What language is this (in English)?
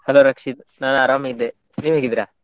Kannada